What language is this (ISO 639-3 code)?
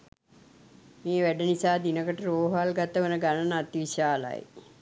sin